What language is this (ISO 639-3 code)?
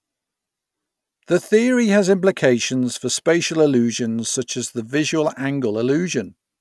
eng